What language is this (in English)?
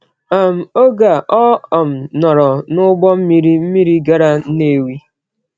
Igbo